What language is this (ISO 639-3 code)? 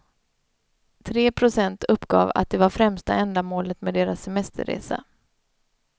swe